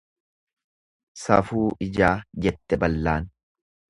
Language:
Oromo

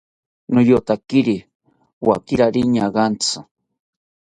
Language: South Ucayali Ashéninka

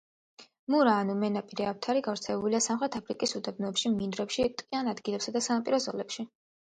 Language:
Georgian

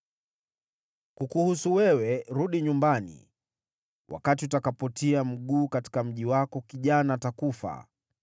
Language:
Swahili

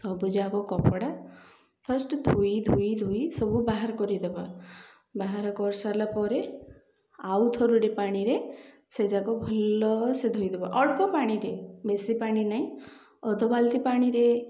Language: Odia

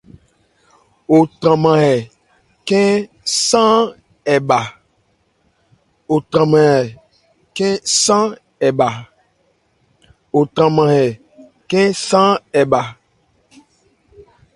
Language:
Ebrié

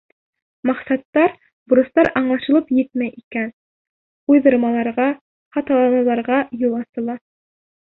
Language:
Bashkir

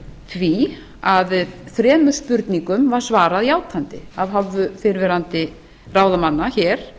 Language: Icelandic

